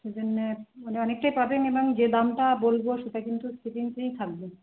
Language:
Bangla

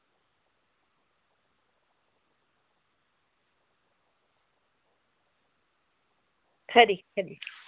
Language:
Dogri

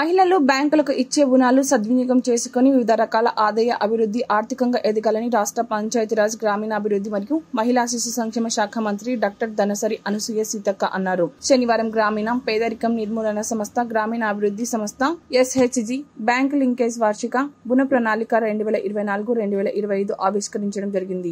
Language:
Telugu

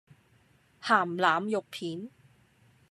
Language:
Cantonese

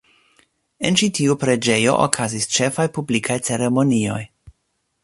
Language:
Esperanto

